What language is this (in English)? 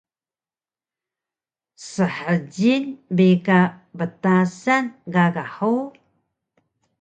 Taroko